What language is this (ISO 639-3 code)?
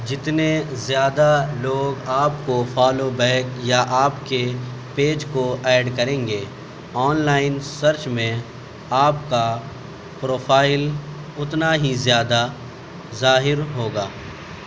urd